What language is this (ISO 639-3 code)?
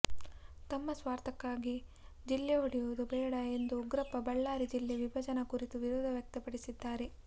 kan